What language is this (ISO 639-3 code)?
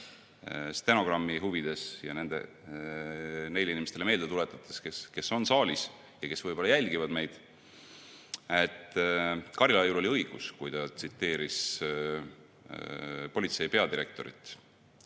est